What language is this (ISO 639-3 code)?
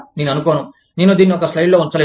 tel